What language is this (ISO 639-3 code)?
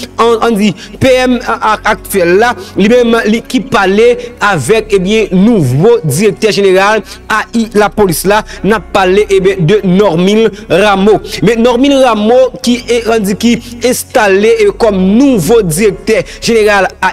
fra